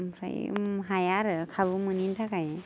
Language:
Bodo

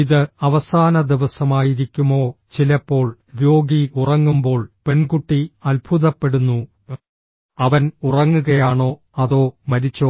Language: Malayalam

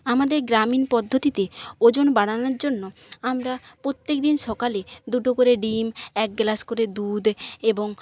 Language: Bangla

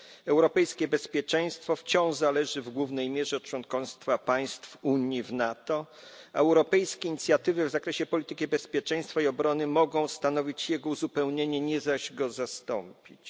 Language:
Polish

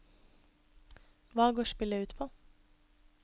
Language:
Norwegian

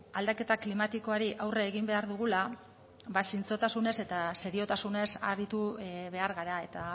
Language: Basque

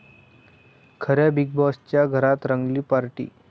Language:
Marathi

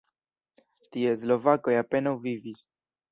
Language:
Esperanto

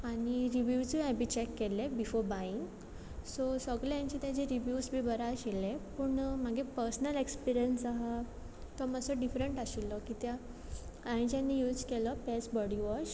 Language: Konkani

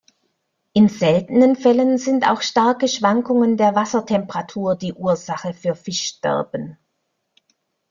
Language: German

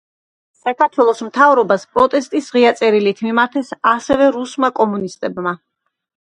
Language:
Georgian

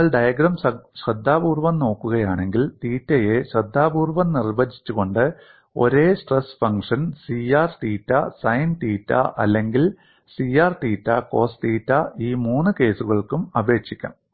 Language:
Malayalam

